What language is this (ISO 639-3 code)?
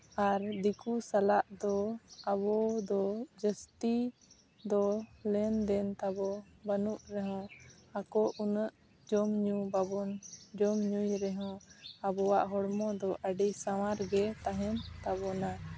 sat